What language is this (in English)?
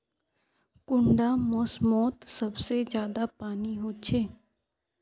Magahi